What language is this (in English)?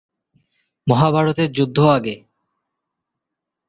Bangla